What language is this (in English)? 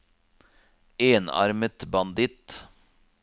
Norwegian